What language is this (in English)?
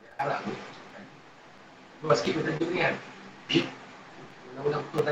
Malay